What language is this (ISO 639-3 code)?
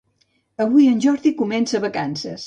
cat